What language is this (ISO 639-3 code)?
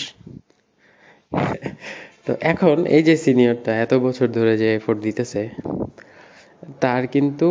ben